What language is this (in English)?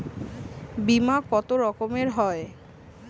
Bangla